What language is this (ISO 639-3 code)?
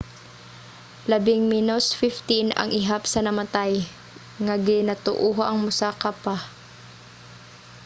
ceb